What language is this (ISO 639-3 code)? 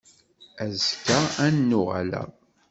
kab